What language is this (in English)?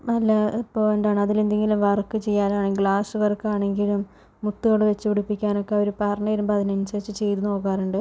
Malayalam